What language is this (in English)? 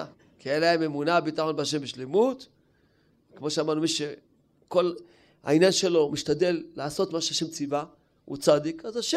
Hebrew